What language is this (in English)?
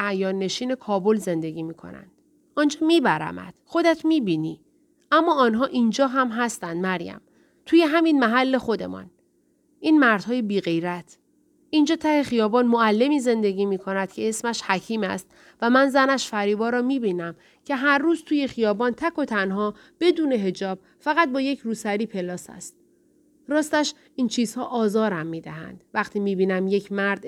Persian